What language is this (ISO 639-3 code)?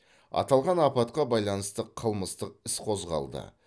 kaz